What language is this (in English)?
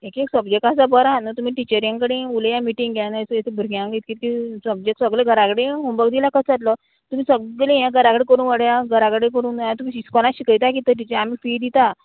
Konkani